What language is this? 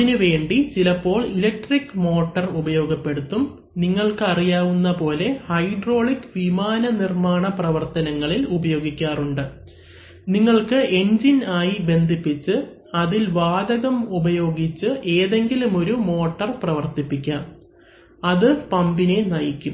Malayalam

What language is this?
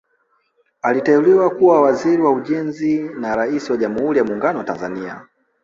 Swahili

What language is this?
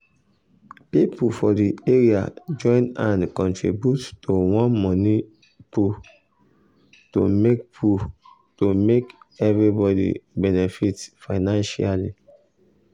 Nigerian Pidgin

